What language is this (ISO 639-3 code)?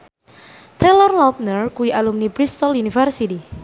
jav